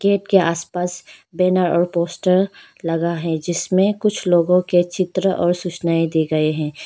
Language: Hindi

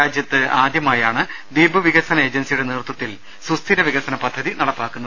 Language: Malayalam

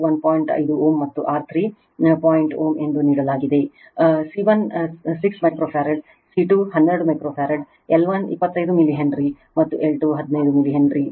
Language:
Kannada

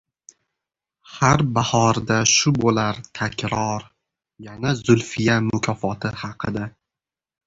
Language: Uzbek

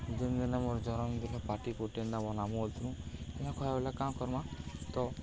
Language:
Odia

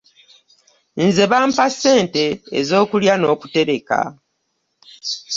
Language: Ganda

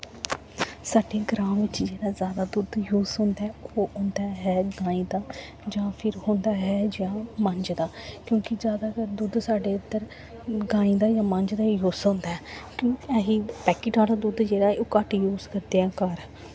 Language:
Dogri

